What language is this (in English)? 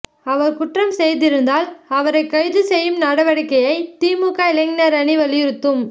Tamil